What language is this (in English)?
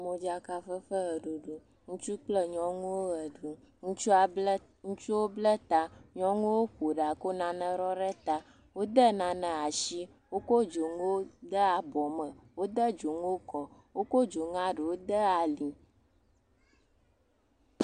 Ewe